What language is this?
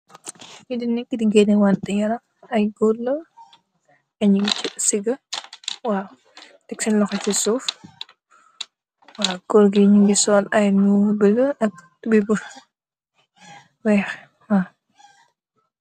Wolof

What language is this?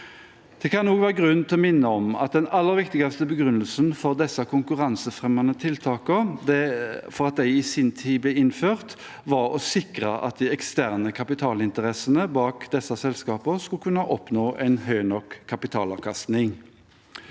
Norwegian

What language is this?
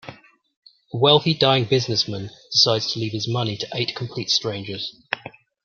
English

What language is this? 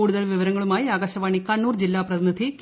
Malayalam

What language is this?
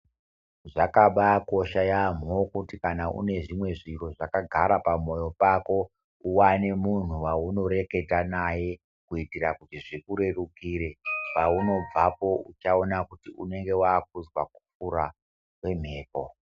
Ndau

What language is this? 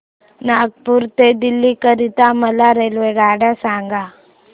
Marathi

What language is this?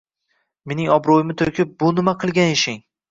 Uzbek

